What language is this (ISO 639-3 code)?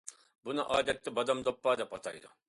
uig